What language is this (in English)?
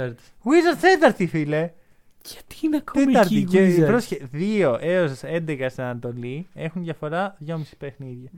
Greek